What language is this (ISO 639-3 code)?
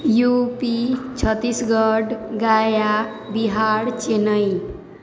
mai